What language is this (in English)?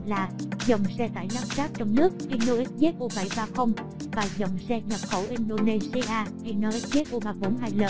Vietnamese